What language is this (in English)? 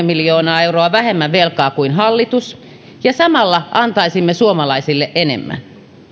Finnish